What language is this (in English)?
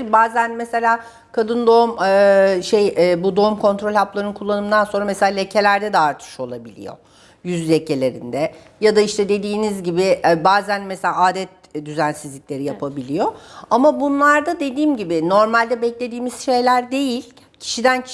Turkish